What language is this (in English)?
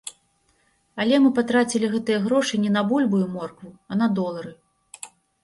Belarusian